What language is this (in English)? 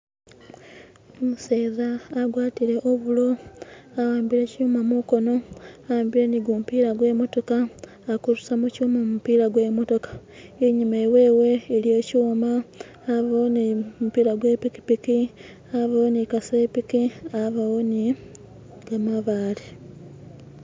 Masaaba